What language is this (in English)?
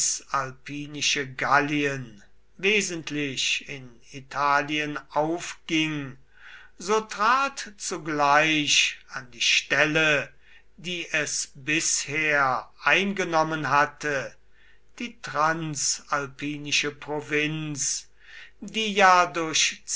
German